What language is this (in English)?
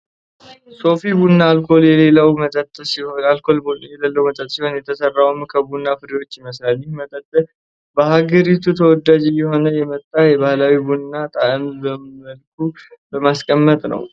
Amharic